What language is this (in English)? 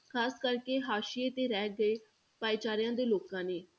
Punjabi